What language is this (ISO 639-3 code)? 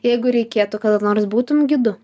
lit